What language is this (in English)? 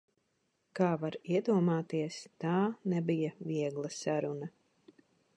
Latvian